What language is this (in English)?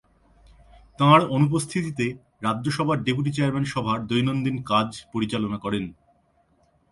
Bangla